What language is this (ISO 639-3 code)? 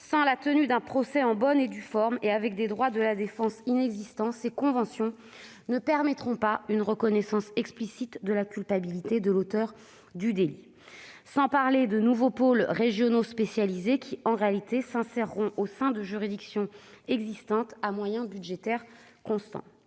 fra